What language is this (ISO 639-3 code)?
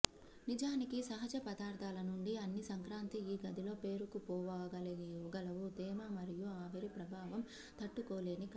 tel